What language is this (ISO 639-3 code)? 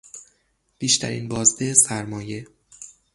fas